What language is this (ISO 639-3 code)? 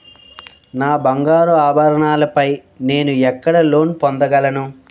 tel